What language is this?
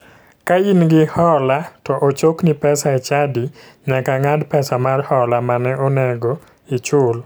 Luo (Kenya and Tanzania)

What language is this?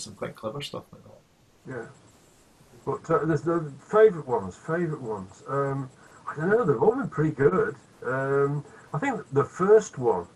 English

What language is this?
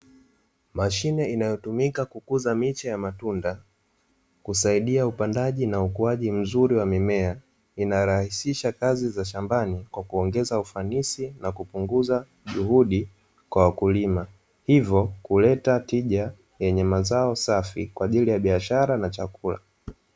Swahili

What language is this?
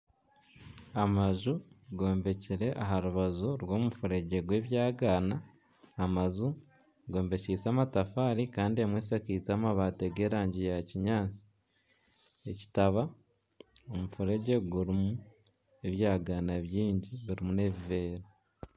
Nyankole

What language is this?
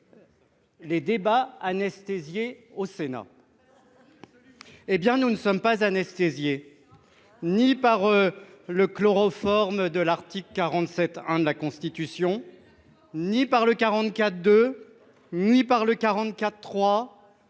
French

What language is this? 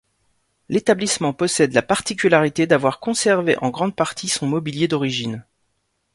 French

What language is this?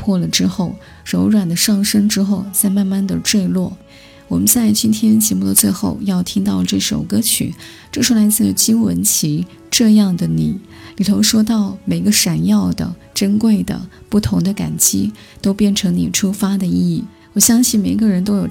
Chinese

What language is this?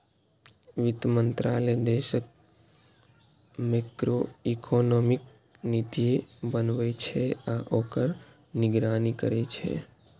Maithili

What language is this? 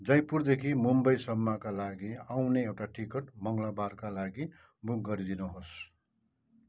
Nepali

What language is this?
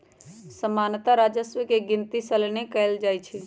Magahi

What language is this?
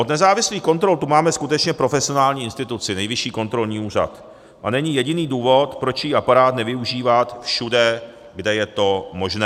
Czech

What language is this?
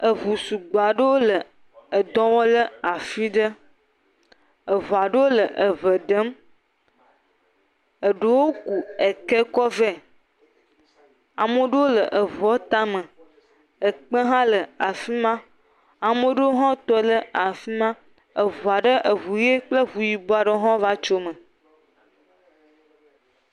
Ewe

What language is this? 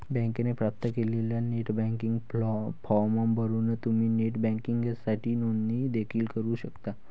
Marathi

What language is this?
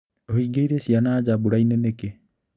Kikuyu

